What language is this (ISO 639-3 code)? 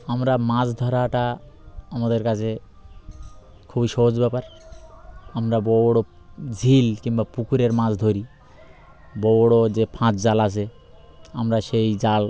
ben